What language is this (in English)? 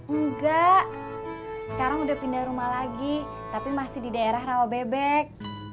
Indonesian